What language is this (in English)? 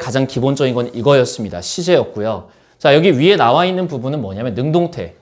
Korean